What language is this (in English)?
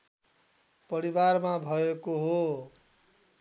Nepali